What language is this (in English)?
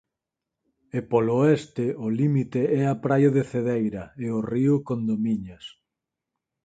Galician